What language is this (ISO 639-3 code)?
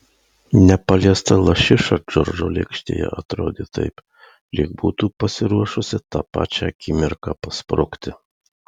lit